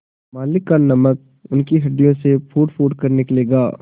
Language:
Hindi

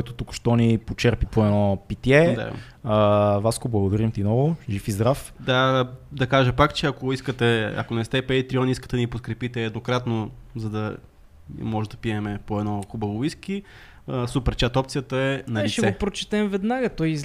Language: Bulgarian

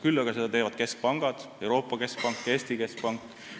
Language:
Estonian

